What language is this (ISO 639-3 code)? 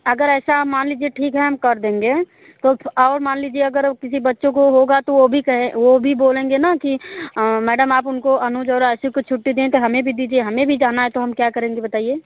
hin